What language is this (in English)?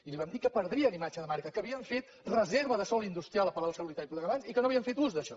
Catalan